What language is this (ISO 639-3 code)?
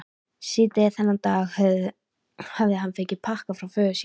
isl